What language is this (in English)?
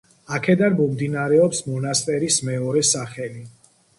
Georgian